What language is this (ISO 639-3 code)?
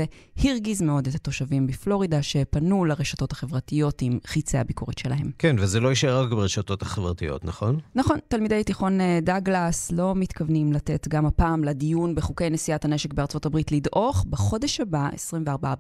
heb